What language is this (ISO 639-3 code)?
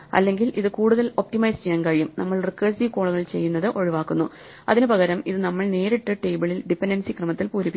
mal